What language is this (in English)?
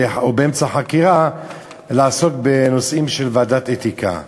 Hebrew